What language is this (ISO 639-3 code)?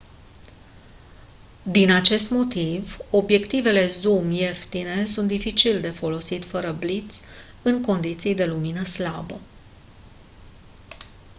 ron